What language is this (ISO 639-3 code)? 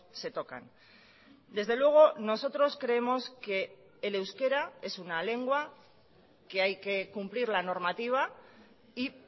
spa